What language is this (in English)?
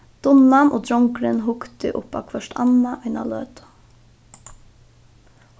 Faroese